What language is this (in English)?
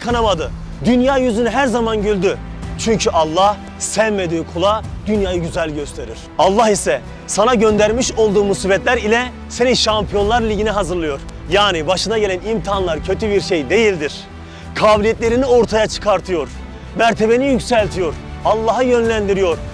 Turkish